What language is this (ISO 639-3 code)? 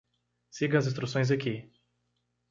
por